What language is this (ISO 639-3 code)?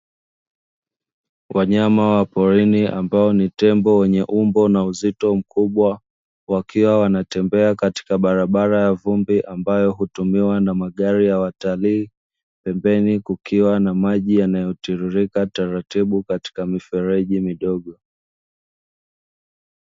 swa